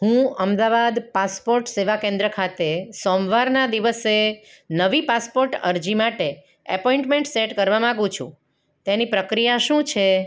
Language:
Gujarati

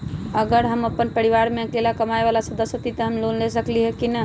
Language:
Magahi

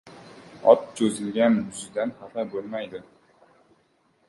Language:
Uzbek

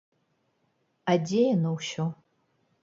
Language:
Belarusian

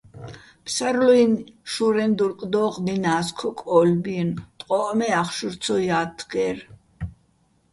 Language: Bats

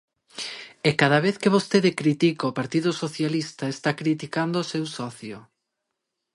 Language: Galician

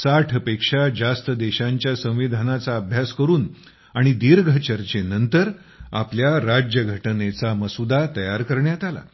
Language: Marathi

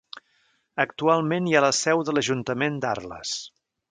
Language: Catalan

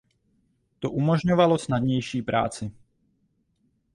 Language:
Czech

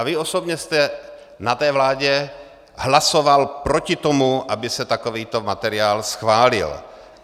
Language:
Czech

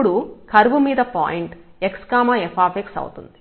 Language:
Telugu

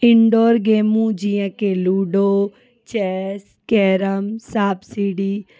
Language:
Sindhi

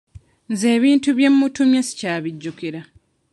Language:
Ganda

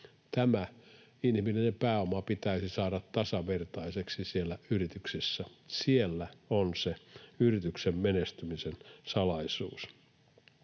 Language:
Finnish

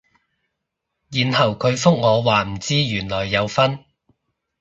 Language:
Cantonese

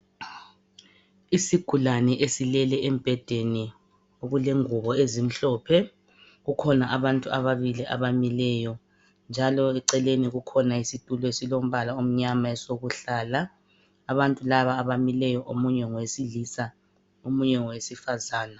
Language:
North Ndebele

